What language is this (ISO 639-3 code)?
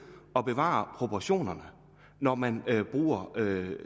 dan